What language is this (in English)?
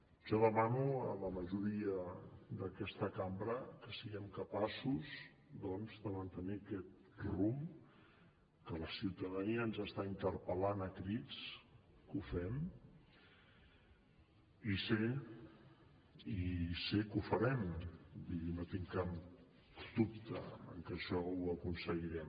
Catalan